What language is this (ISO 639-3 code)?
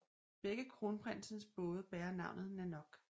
dan